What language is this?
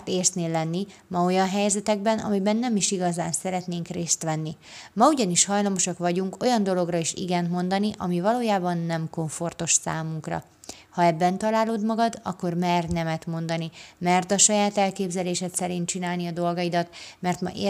Hungarian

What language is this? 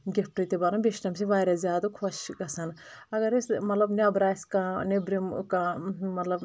Kashmiri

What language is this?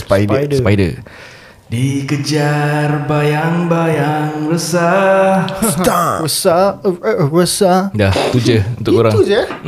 Malay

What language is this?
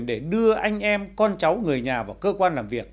Vietnamese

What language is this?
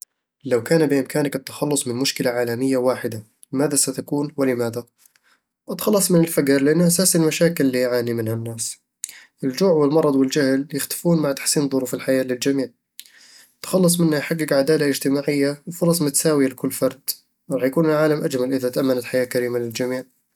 Eastern Egyptian Bedawi Arabic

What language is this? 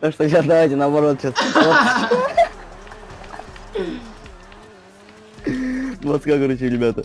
Russian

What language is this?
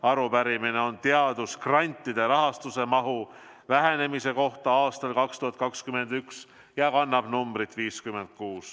Estonian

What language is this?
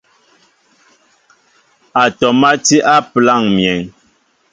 Mbo (Cameroon)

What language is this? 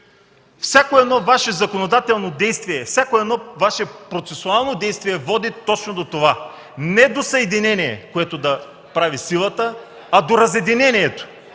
Bulgarian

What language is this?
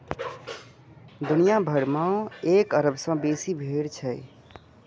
Maithili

